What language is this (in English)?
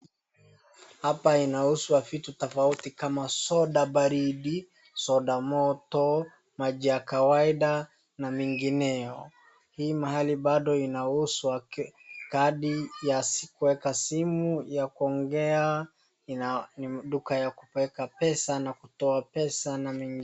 Swahili